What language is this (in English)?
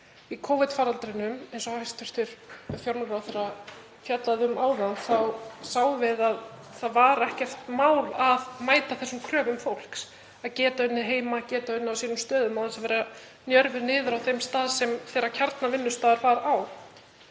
Icelandic